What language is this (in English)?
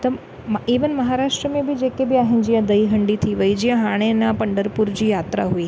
Sindhi